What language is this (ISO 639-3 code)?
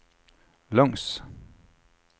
nor